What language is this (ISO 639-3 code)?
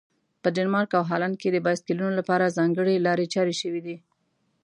pus